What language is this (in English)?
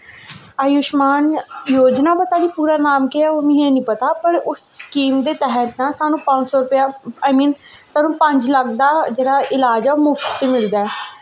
Dogri